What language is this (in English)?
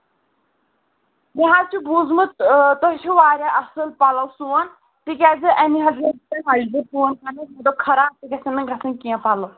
Kashmiri